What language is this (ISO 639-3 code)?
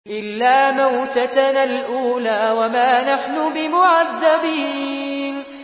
ara